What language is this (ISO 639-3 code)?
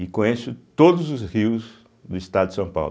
por